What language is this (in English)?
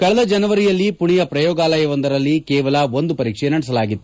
Kannada